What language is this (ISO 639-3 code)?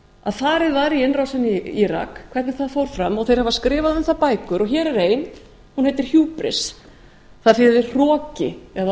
isl